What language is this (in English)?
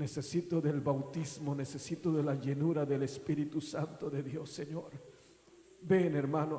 Spanish